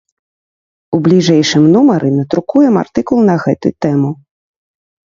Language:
Belarusian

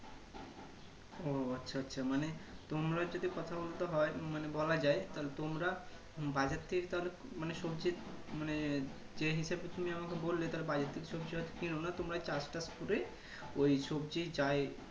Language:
Bangla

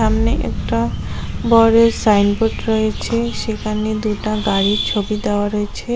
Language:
Bangla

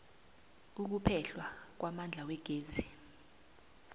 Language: South Ndebele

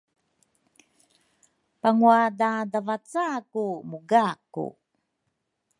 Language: Rukai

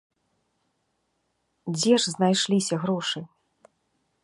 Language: Belarusian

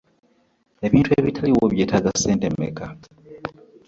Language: Ganda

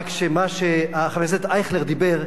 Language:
Hebrew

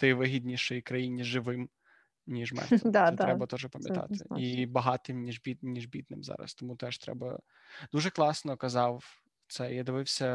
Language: Ukrainian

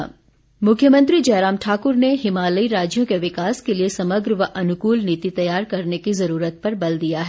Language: Hindi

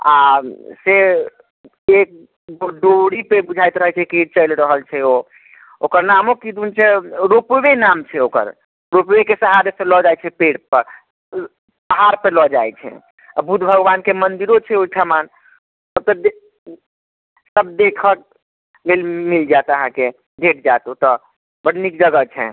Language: Maithili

